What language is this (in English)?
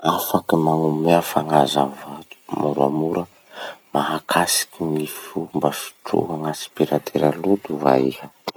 Masikoro Malagasy